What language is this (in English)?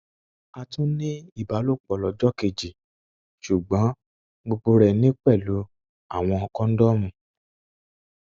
Yoruba